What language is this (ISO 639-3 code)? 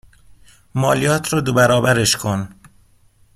fas